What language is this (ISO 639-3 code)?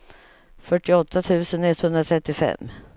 swe